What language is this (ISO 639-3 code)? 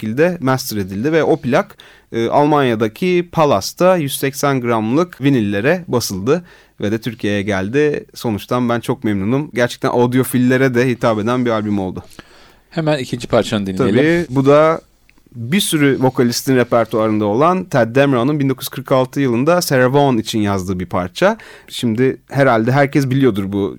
tur